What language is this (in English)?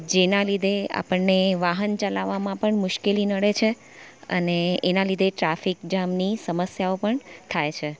Gujarati